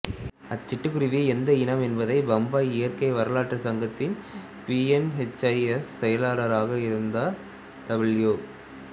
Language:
Tamil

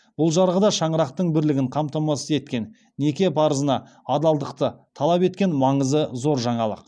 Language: Kazakh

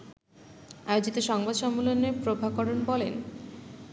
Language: Bangla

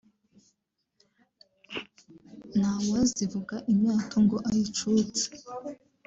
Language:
Kinyarwanda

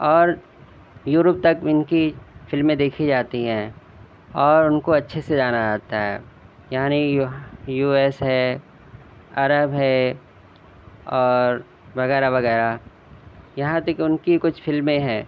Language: Urdu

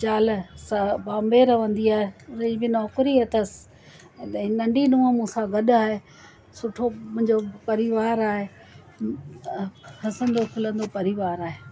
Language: Sindhi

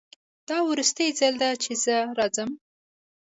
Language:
Pashto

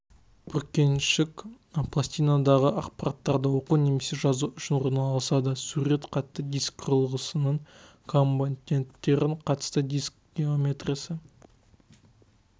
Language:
Kazakh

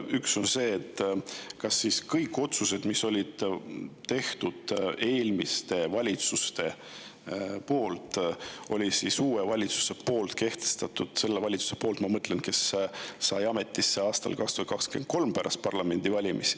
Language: Estonian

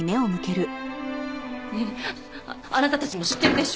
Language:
Japanese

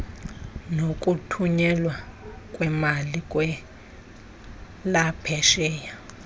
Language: Xhosa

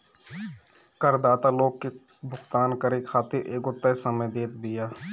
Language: Bhojpuri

